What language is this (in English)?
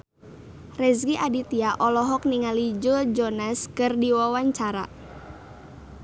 Sundanese